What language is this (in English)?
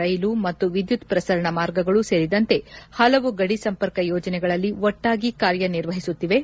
Kannada